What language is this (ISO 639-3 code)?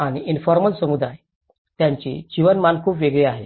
mar